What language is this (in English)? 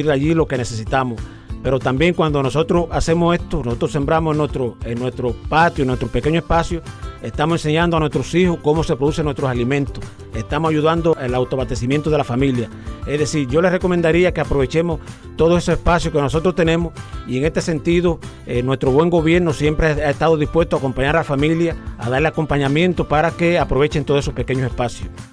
Spanish